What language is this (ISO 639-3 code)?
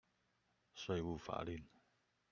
zho